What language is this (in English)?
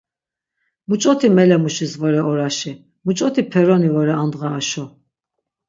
Laz